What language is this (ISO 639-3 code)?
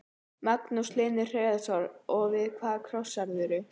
isl